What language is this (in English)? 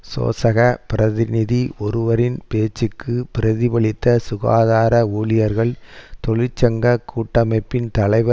Tamil